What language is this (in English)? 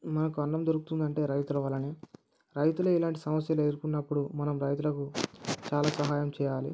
Telugu